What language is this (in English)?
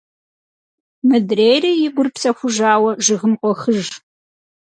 Kabardian